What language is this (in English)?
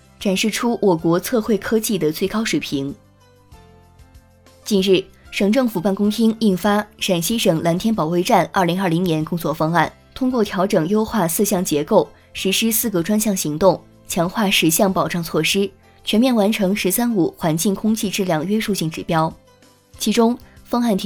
Chinese